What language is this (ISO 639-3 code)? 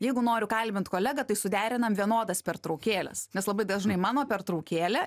lit